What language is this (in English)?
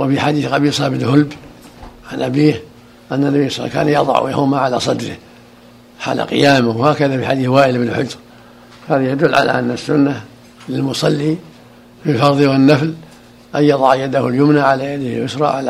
Arabic